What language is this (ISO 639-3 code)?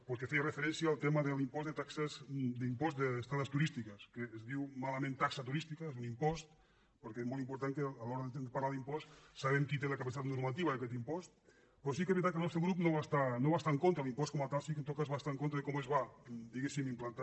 cat